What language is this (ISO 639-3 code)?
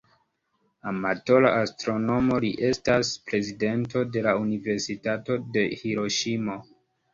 epo